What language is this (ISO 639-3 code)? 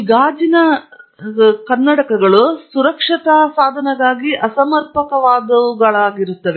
kan